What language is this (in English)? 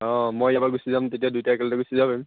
Assamese